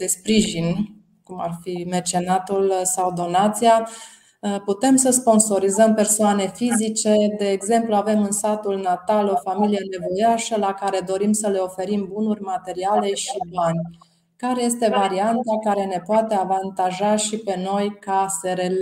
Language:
Romanian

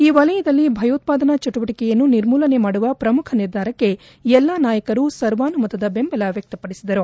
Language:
Kannada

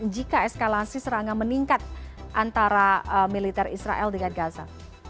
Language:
Indonesian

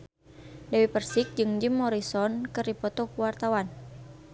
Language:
Sundanese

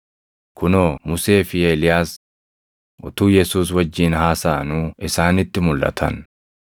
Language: Oromo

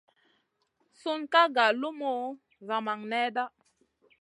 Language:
Masana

